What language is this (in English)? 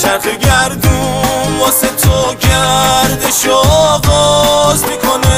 Persian